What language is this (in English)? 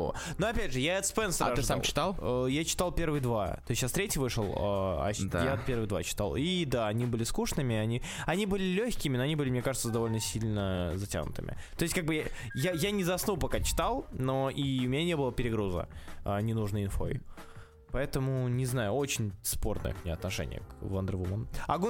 Russian